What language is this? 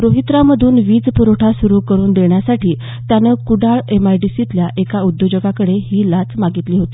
Marathi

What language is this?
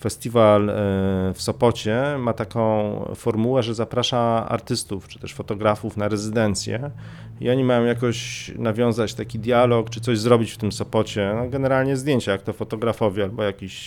Polish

